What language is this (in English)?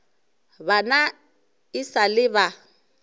Northern Sotho